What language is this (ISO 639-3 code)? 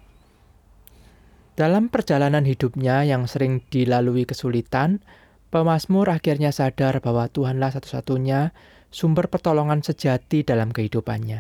ind